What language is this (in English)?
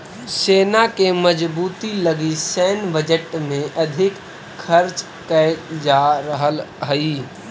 Magahi